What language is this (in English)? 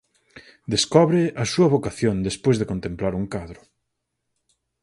Galician